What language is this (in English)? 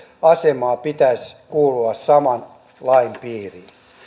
Finnish